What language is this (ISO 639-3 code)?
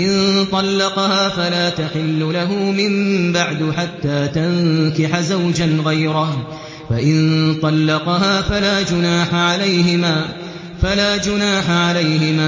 ara